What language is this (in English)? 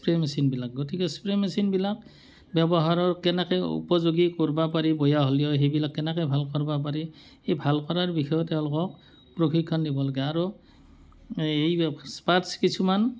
Assamese